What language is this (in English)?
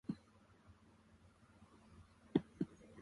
Japanese